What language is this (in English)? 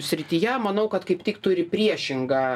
Lithuanian